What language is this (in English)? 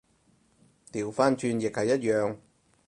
Cantonese